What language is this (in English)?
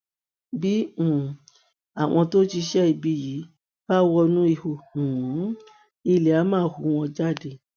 Yoruba